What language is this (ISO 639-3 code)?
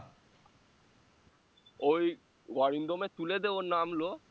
ben